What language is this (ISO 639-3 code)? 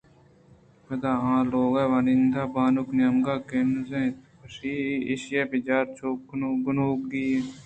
bgp